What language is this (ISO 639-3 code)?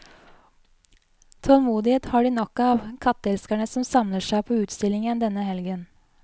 nor